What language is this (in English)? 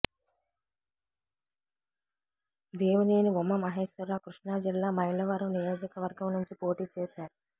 Telugu